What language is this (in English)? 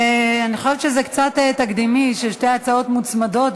Hebrew